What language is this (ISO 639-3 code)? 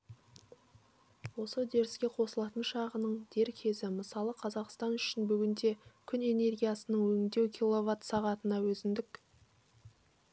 kaz